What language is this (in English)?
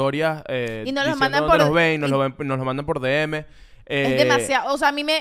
Spanish